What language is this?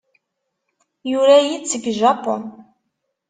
Kabyle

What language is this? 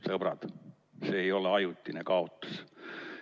Estonian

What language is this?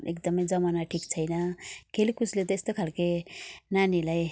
Nepali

